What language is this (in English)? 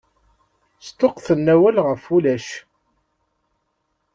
Kabyle